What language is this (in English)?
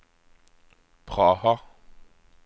Norwegian